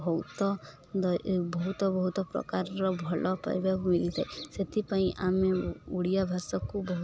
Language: Odia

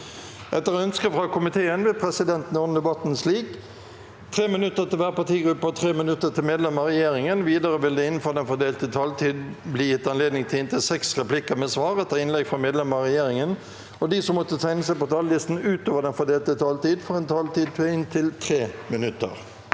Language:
Norwegian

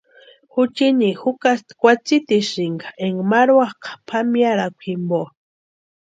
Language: Western Highland Purepecha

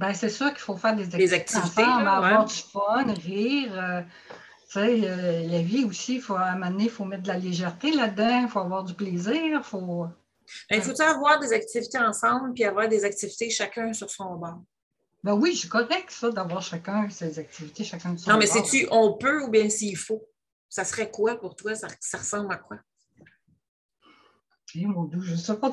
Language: French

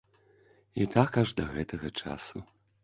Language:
Belarusian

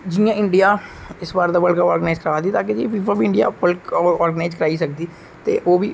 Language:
Dogri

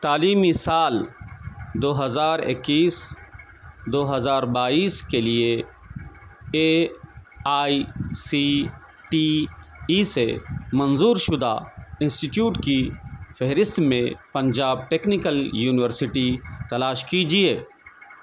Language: Urdu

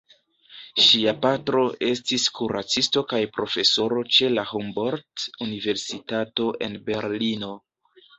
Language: Esperanto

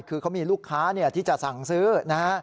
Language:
Thai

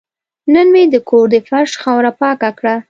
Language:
Pashto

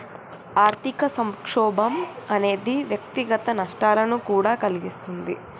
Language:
Telugu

